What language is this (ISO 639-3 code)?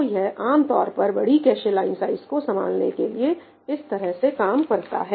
hin